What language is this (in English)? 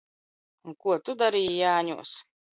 Latvian